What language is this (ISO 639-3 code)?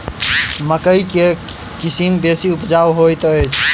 mai